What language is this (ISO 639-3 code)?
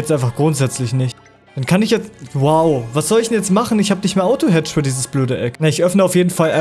deu